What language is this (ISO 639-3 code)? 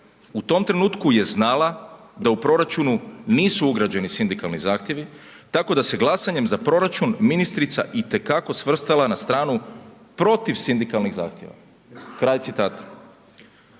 hrv